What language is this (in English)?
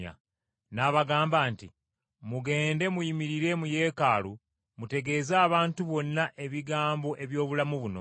Ganda